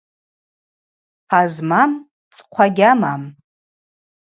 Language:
Abaza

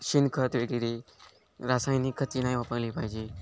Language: Marathi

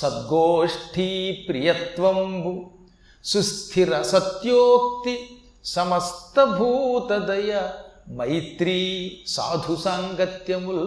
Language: Telugu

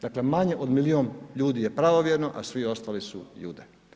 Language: Croatian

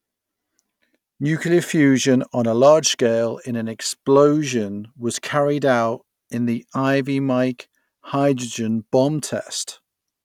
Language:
English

